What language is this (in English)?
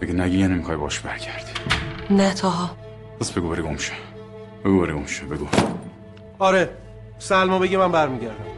Persian